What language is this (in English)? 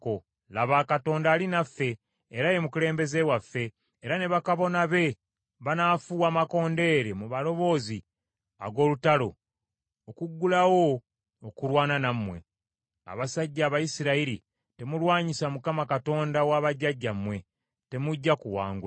Ganda